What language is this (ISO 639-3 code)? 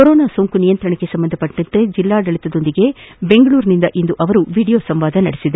kan